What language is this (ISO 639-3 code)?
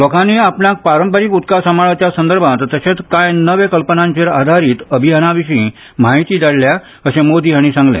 kok